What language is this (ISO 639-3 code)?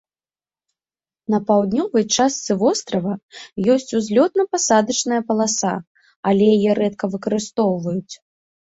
bel